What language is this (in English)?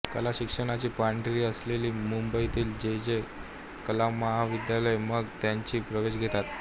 Marathi